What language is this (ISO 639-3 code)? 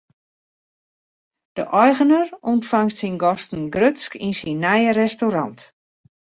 fry